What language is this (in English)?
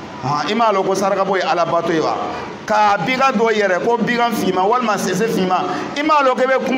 Arabic